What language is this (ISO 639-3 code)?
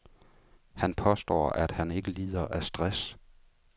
dan